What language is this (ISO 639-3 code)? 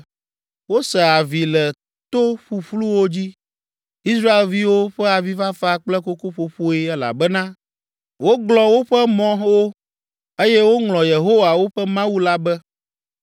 ewe